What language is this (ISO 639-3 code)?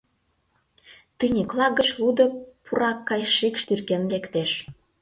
chm